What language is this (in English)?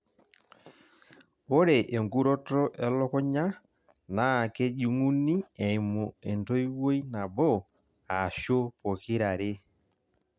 Masai